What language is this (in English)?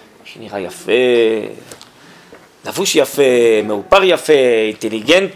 Hebrew